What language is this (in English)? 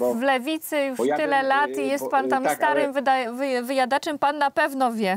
Polish